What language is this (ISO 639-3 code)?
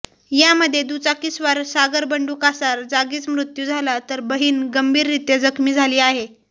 mar